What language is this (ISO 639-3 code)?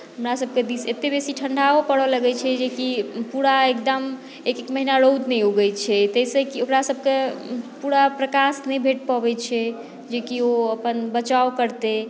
mai